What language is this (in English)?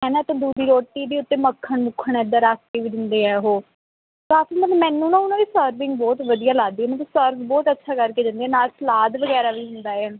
Punjabi